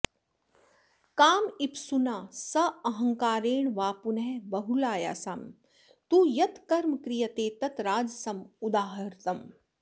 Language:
Sanskrit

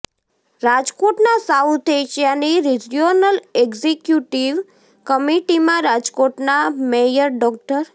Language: Gujarati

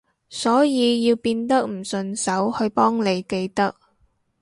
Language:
Cantonese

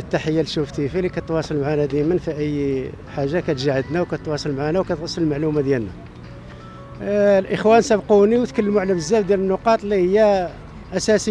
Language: Arabic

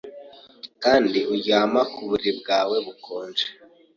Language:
Kinyarwanda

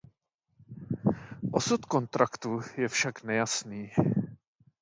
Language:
Czech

